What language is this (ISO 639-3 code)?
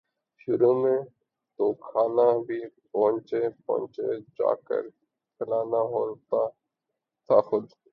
urd